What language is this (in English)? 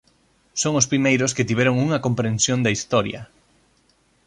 Galician